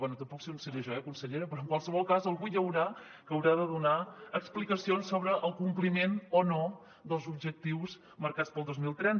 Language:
Catalan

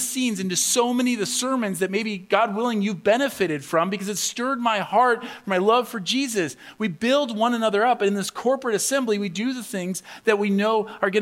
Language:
English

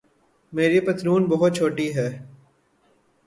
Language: Urdu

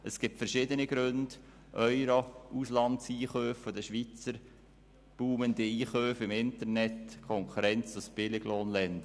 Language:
Swiss German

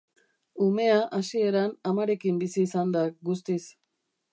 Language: Basque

